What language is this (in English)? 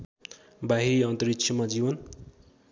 Nepali